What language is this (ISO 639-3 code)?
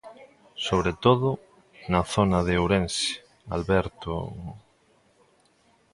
glg